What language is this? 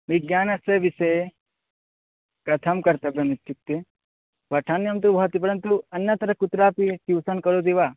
Sanskrit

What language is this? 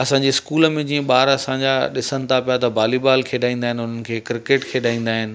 Sindhi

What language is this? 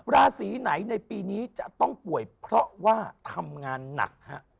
Thai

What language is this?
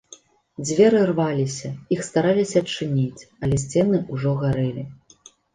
Belarusian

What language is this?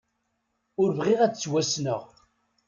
Kabyle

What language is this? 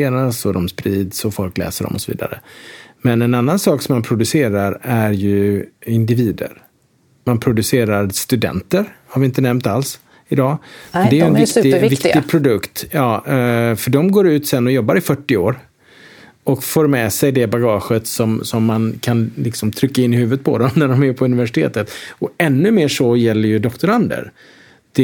Swedish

